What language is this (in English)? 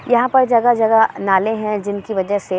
Urdu